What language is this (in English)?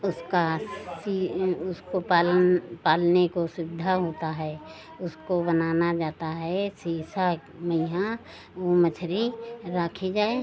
Hindi